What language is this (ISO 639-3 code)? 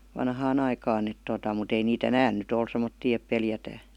fin